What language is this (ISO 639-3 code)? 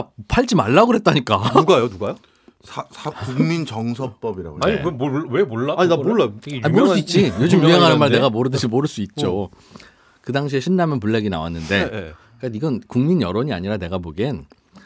kor